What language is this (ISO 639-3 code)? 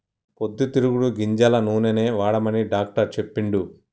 tel